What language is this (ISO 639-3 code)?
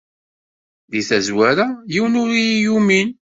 kab